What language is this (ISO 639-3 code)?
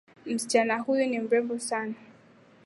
swa